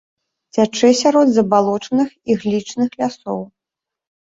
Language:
Belarusian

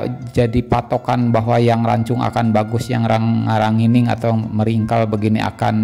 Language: Indonesian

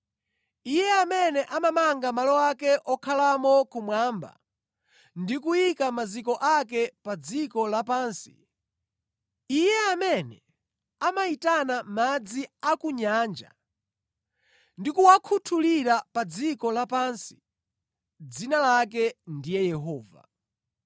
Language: Nyanja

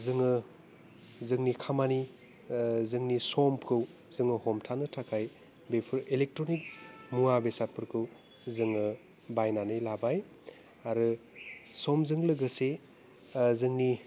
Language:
Bodo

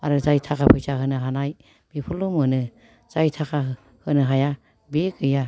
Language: Bodo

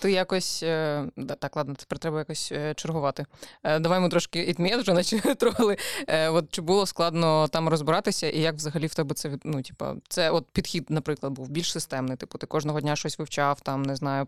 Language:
Ukrainian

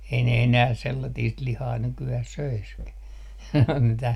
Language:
Finnish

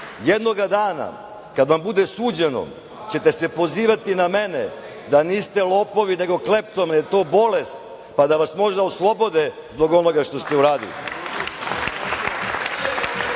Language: Serbian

